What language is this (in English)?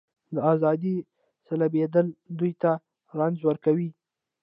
Pashto